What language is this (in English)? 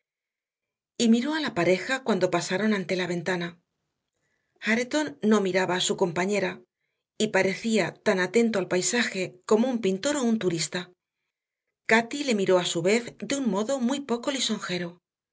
Spanish